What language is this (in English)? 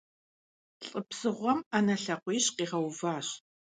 Kabardian